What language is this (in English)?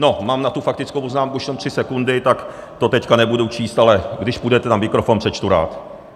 Czech